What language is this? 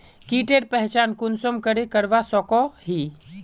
Magahi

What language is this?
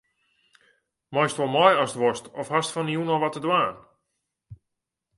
Western Frisian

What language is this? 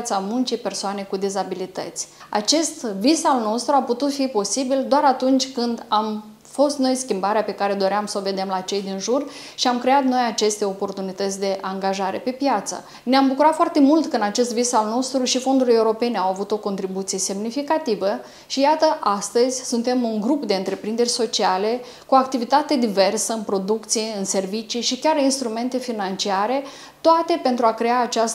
Romanian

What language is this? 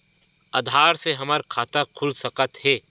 Chhattisgarhi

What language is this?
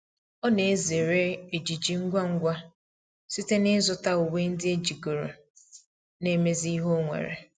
Igbo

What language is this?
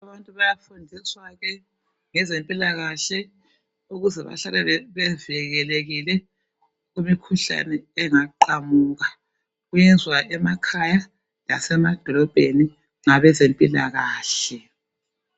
North Ndebele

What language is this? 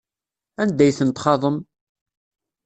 Kabyle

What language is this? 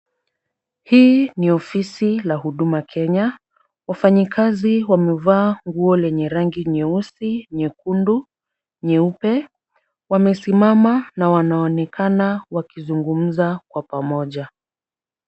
Swahili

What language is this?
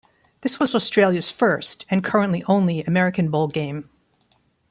English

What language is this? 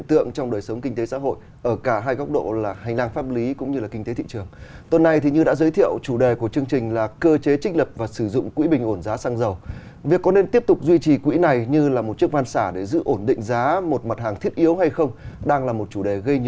Vietnamese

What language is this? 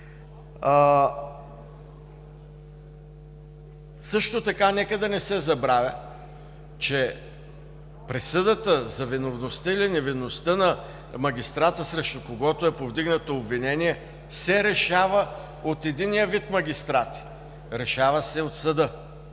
Bulgarian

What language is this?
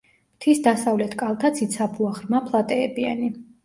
Georgian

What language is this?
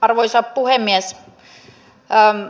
Finnish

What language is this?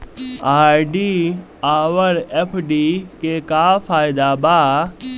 Bhojpuri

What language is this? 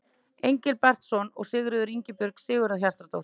Icelandic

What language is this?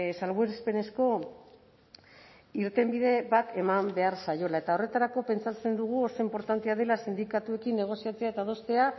Basque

